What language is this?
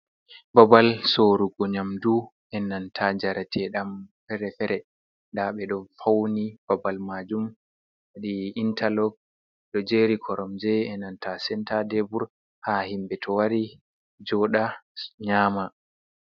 Fula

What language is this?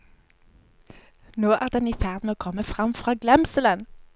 Norwegian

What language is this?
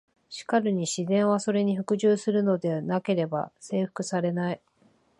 Japanese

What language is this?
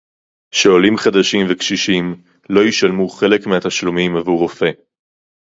Hebrew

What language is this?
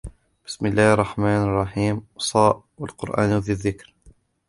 Arabic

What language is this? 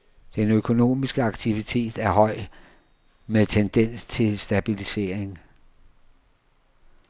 Danish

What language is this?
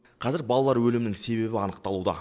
Kazakh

